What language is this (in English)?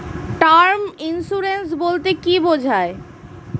Bangla